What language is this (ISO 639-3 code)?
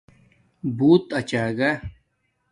dmk